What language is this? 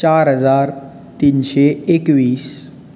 Konkani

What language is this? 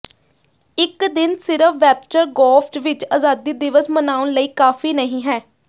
Punjabi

